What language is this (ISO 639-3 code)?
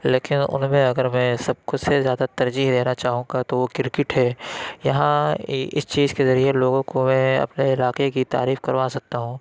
urd